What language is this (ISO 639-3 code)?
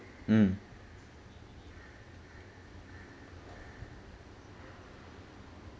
eng